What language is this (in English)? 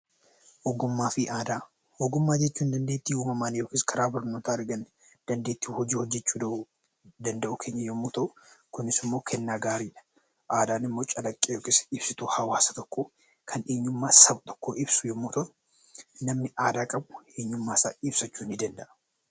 Oromo